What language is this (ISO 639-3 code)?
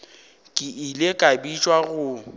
nso